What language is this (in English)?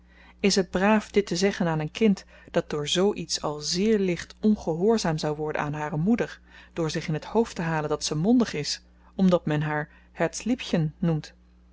Dutch